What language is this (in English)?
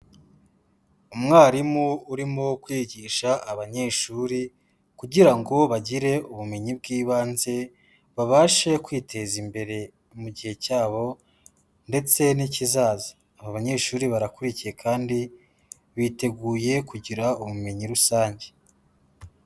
Kinyarwanda